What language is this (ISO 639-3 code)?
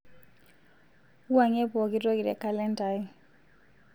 mas